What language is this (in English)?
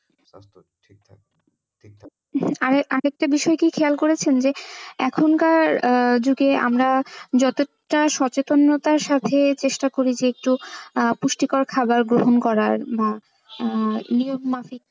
Bangla